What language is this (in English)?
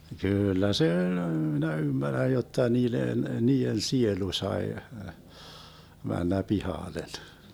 Finnish